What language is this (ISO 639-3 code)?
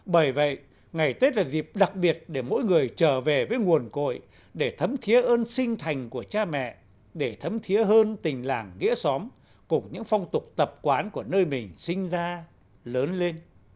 vie